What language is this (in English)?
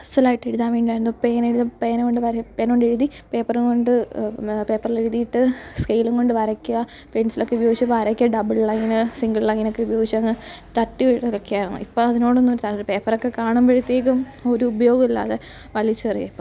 Malayalam